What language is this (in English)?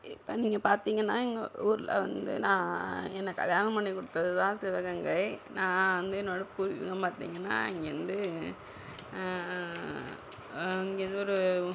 Tamil